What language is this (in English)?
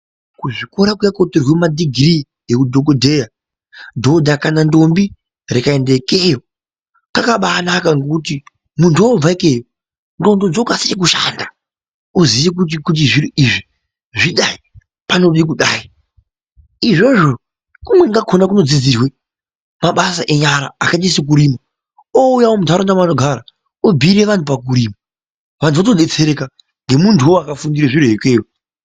Ndau